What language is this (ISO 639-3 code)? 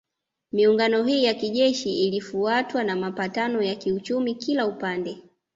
swa